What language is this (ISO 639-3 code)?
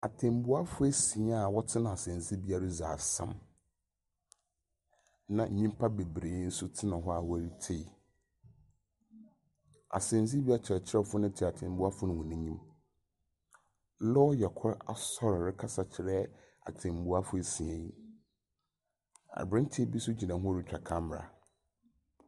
aka